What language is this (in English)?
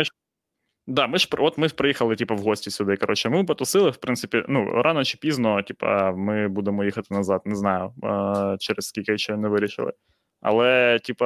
Ukrainian